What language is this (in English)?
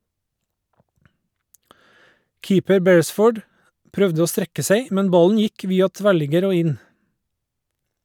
Norwegian